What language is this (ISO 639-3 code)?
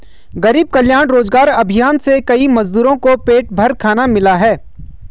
hin